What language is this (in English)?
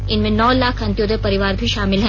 Hindi